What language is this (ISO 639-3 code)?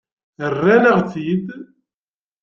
kab